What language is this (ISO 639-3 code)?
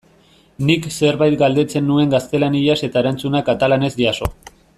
eus